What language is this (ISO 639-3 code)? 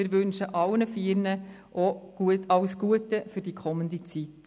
gsw